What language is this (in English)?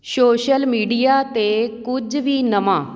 Punjabi